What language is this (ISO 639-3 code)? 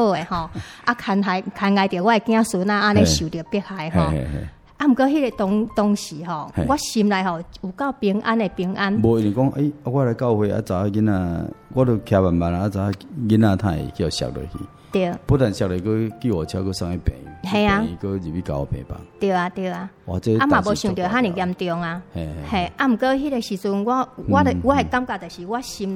zho